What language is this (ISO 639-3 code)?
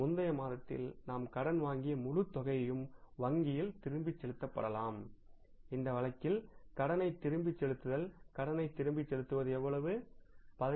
tam